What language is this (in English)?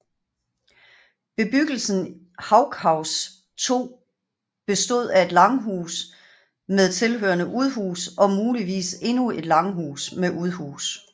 Danish